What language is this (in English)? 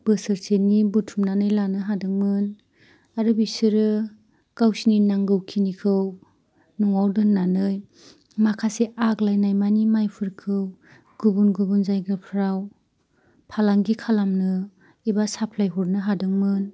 Bodo